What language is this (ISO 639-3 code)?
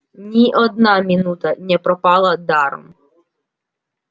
rus